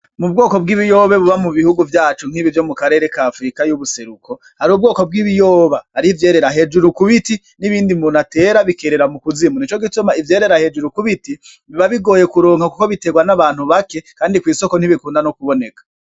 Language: Rundi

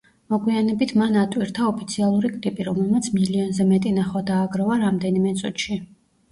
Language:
Georgian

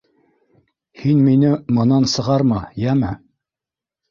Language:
Bashkir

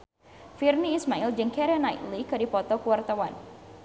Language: Sundanese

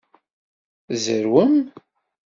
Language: Kabyle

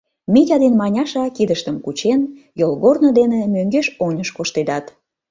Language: Mari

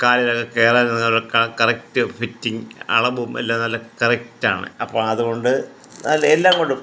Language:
Malayalam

